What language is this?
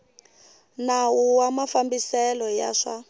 Tsonga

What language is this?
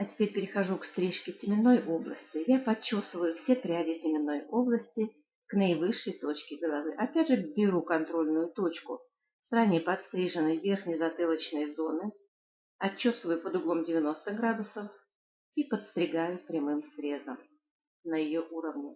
Russian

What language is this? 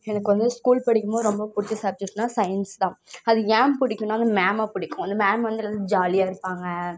Tamil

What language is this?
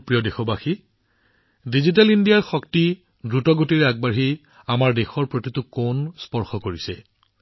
Assamese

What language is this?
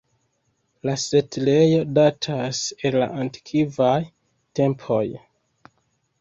Esperanto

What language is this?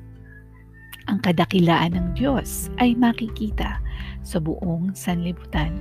Filipino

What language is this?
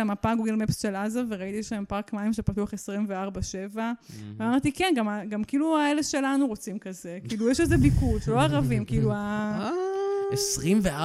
Hebrew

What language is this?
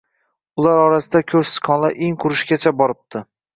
Uzbek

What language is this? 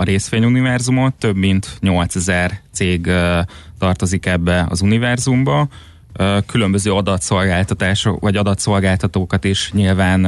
Hungarian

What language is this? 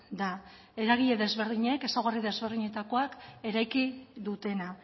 Basque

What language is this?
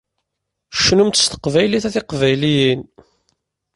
Kabyle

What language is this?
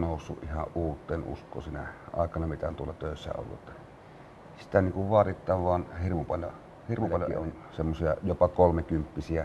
Finnish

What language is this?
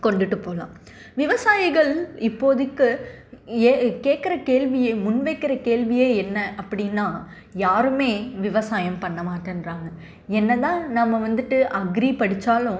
Tamil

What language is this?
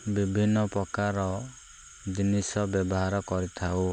Odia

